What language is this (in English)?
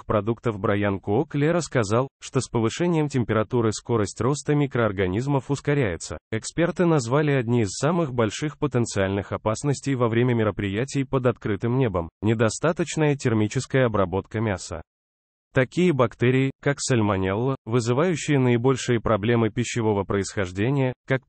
Russian